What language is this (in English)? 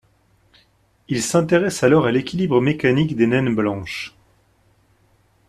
French